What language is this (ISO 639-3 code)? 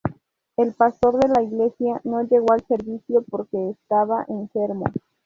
spa